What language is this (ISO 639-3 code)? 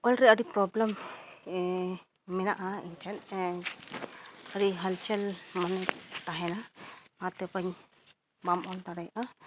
sat